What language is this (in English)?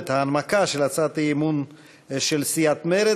Hebrew